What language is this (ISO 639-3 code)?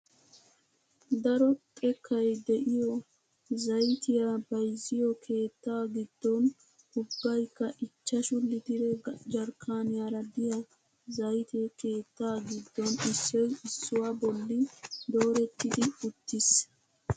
wal